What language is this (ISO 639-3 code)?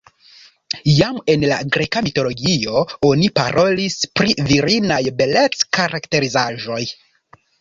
epo